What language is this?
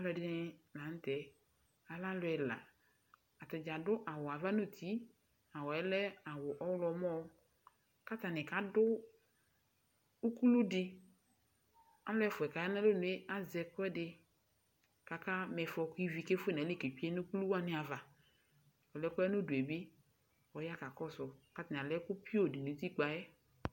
Ikposo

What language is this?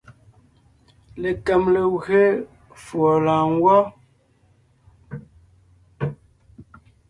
Ngiemboon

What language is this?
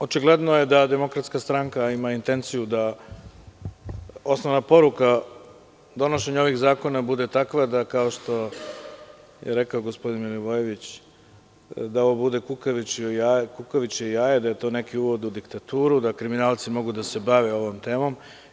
Serbian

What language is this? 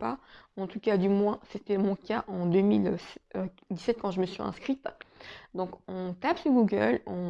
French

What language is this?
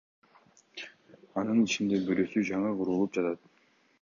Kyrgyz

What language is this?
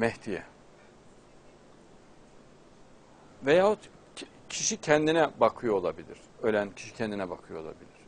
Turkish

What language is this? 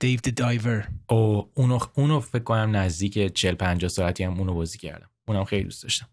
Persian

